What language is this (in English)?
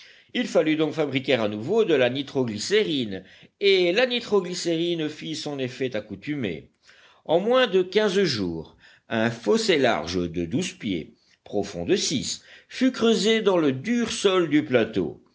French